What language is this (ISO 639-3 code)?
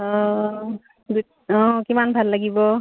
asm